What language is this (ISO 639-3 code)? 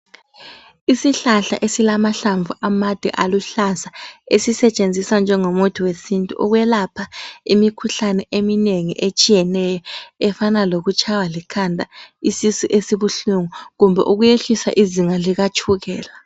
nde